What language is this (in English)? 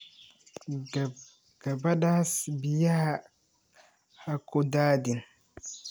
Somali